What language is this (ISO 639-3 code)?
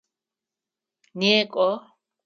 ady